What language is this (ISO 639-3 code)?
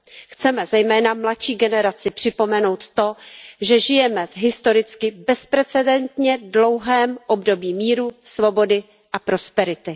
ces